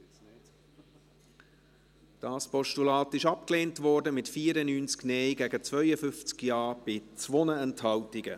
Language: Swiss German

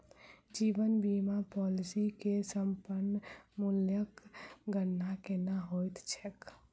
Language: Maithili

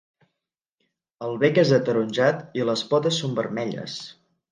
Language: Catalan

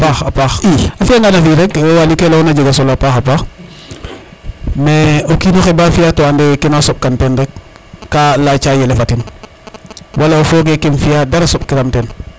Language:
Serer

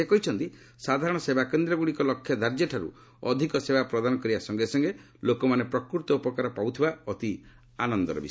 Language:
Odia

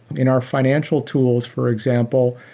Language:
English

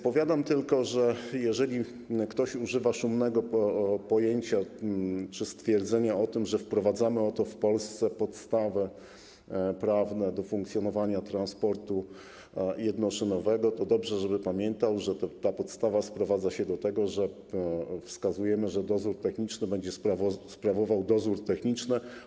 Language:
Polish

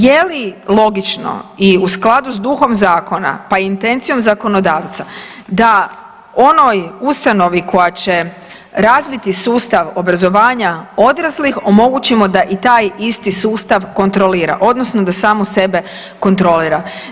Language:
Croatian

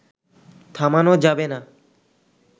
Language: Bangla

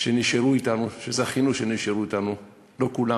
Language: Hebrew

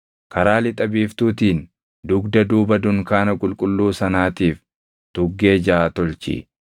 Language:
Oromo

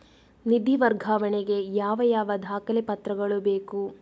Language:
Kannada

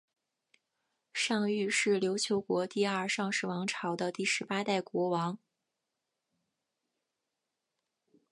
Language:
Chinese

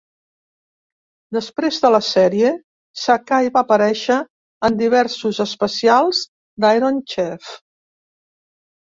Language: Catalan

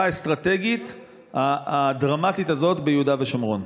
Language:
Hebrew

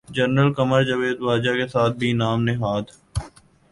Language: Urdu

